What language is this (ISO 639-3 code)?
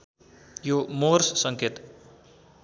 nep